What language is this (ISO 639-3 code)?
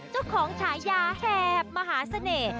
tha